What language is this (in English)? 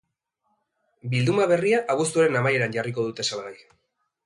Basque